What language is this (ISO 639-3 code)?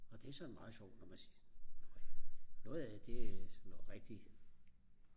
dan